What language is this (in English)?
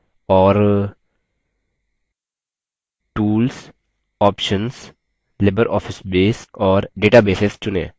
Hindi